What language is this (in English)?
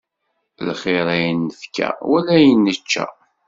Kabyle